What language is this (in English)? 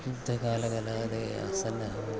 Sanskrit